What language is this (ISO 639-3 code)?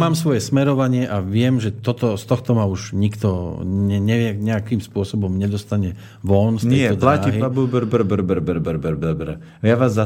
slk